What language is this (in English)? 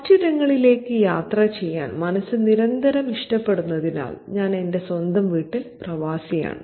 Malayalam